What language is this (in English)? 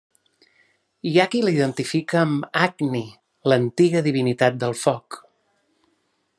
Catalan